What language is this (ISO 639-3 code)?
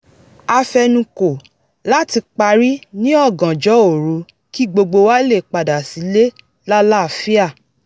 yor